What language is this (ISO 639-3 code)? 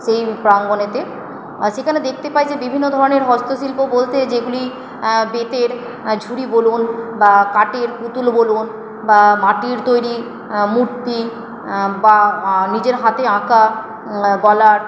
ben